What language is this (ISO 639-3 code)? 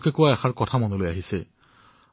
asm